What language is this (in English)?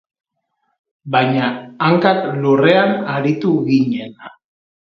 Basque